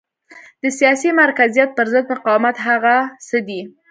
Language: Pashto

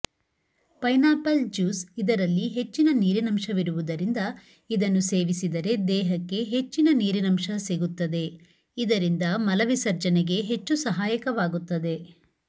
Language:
Kannada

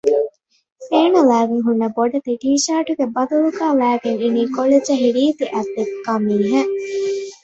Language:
Divehi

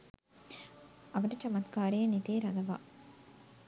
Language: Sinhala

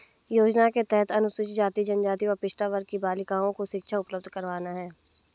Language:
Hindi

